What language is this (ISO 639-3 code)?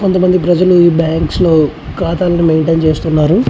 tel